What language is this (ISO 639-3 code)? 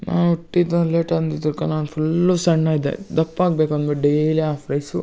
kan